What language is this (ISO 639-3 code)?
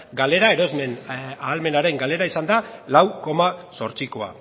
eus